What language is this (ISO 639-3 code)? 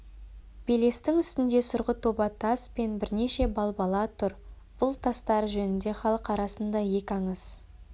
kaz